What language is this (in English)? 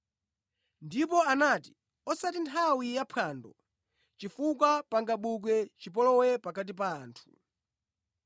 Nyanja